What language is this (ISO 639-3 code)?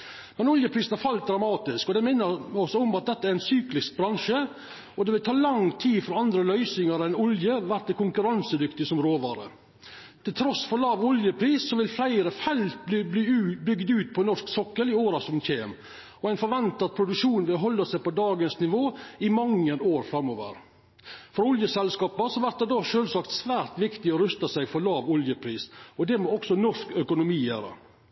nno